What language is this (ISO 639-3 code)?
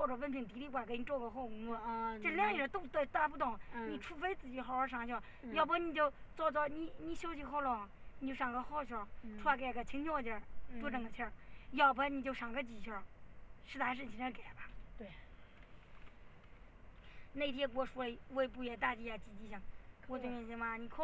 zho